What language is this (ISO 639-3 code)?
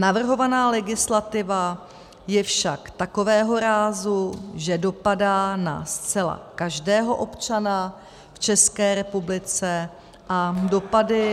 ces